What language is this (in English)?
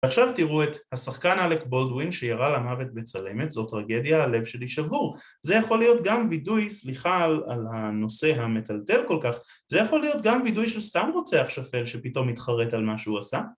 Hebrew